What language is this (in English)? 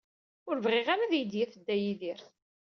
Kabyle